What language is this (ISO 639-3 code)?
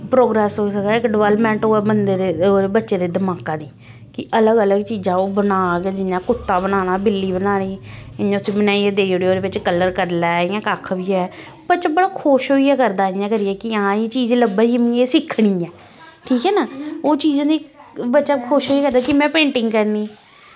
doi